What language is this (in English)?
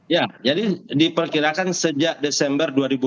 Indonesian